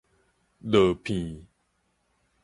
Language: Min Nan Chinese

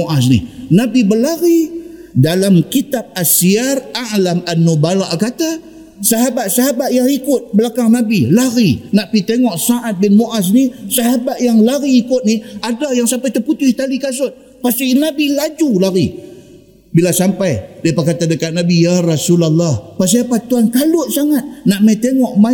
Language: Malay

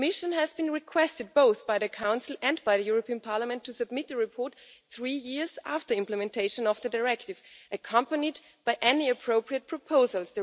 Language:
English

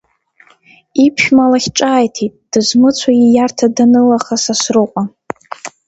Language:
Abkhazian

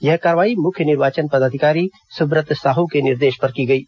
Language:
Hindi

